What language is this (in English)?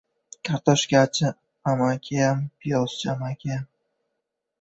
Uzbek